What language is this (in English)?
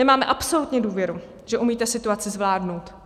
Czech